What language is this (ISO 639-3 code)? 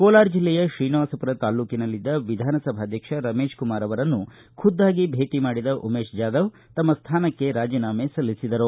kan